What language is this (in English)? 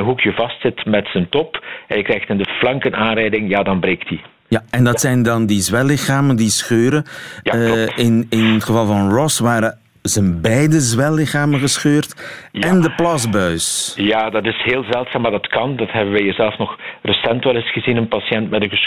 Dutch